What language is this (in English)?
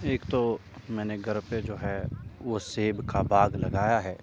Urdu